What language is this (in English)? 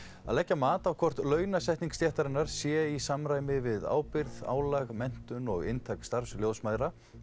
Icelandic